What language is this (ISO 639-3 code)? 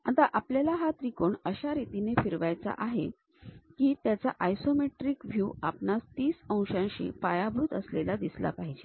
mar